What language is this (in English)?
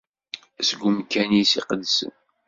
Kabyle